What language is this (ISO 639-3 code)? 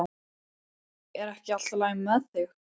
isl